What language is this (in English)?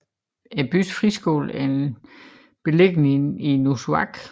Danish